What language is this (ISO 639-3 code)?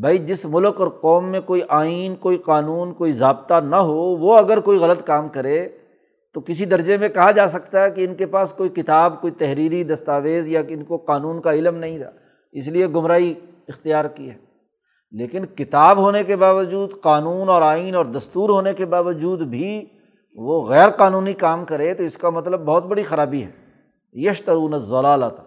urd